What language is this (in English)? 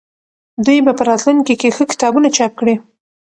Pashto